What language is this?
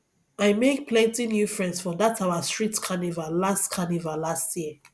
Nigerian Pidgin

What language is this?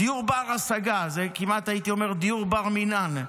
Hebrew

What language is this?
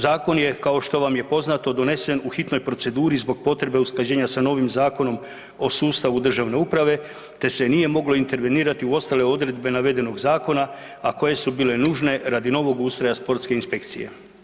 Croatian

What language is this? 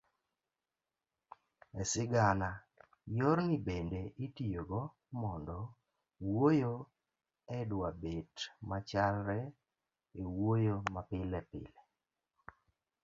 Luo (Kenya and Tanzania)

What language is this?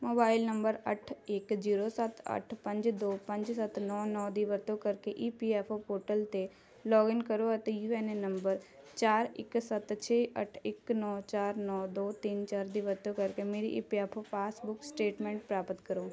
Punjabi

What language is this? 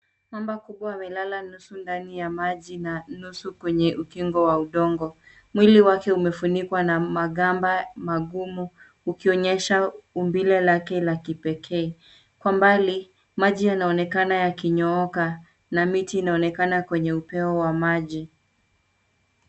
Swahili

